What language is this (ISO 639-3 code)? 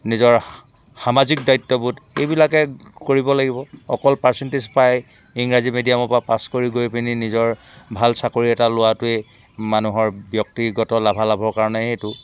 asm